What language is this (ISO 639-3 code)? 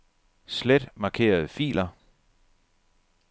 dan